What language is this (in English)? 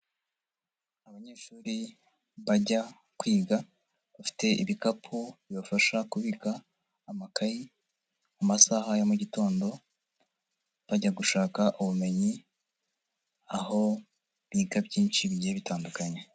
Kinyarwanda